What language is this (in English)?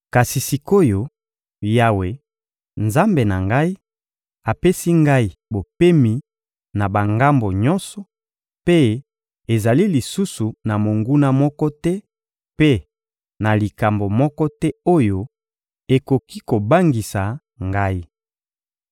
Lingala